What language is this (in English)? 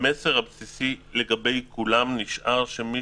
Hebrew